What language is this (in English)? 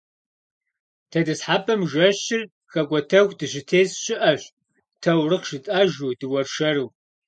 Kabardian